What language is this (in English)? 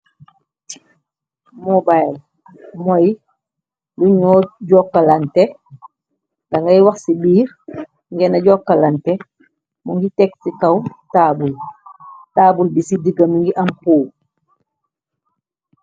Wolof